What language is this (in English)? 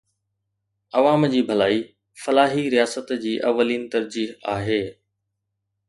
Sindhi